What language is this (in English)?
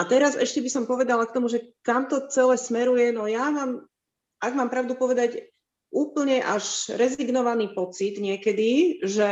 Slovak